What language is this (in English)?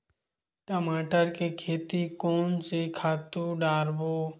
Chhattisgarhi